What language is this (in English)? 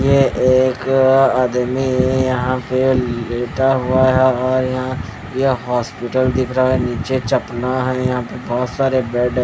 Hindi